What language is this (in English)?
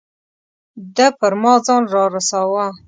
Pashto